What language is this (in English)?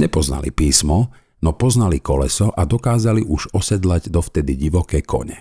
Slovak